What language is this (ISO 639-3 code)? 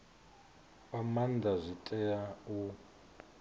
ven